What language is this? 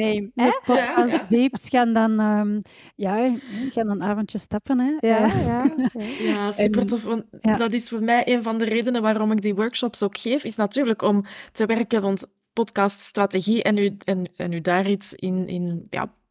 Dutch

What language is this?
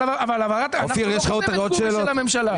Hebrew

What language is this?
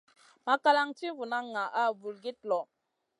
Masana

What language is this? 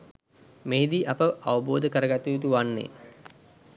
Sinhala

